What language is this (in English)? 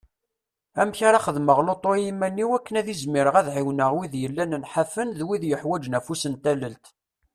Kabyle